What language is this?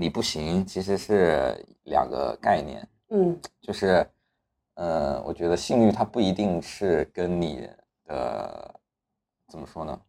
Chinese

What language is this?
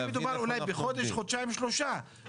Hebrew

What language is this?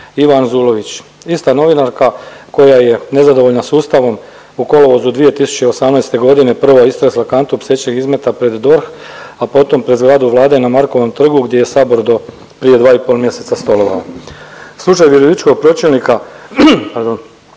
Croatian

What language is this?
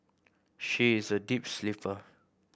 English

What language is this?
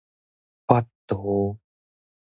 Min Nan Chinese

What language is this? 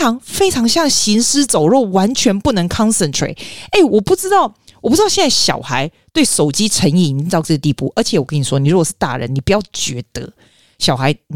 Chinese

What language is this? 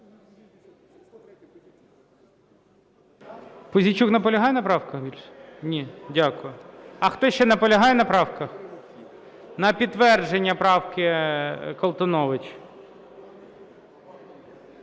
Ukrainian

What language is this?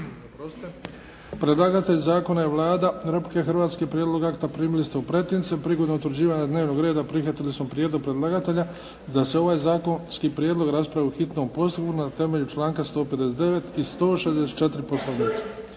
Croatian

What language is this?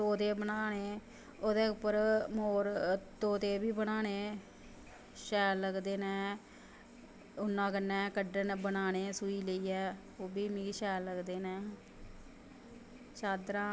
Dogri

